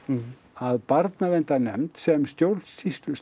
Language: Icelandic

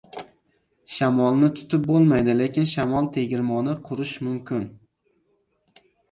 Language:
Uzbek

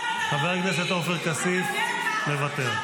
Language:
Hebrew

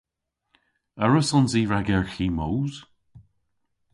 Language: Cornish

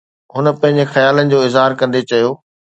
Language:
Sindhi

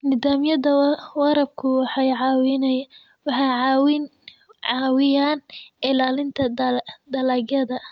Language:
Somali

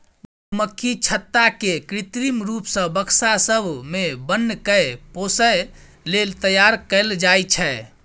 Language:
Maithili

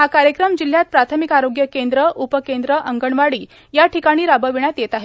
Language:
Marathi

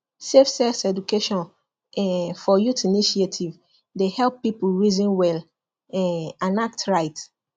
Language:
Nigerian Pidgin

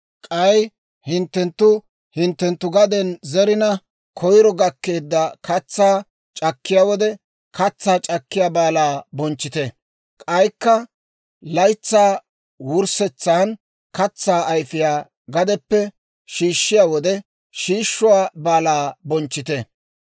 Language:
Dawro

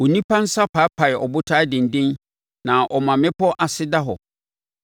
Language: Akan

